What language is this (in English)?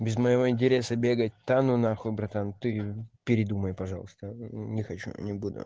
Russian